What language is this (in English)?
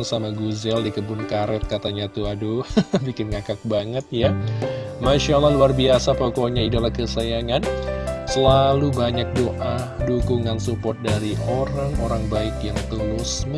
Indonesian